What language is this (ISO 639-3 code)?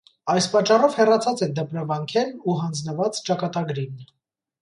hye